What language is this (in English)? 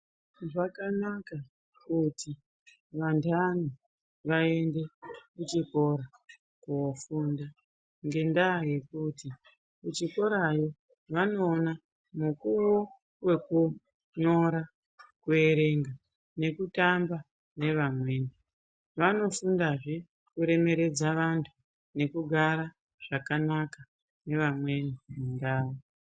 Ndau